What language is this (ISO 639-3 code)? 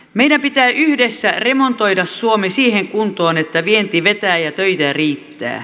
fin